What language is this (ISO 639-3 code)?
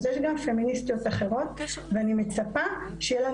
heb